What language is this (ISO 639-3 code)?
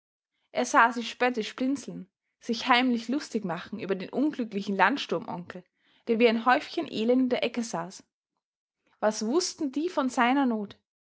deu